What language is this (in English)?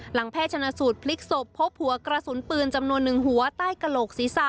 Thai